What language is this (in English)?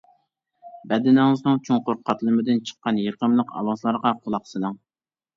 Uyghur